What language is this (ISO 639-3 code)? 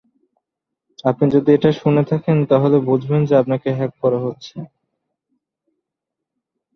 ben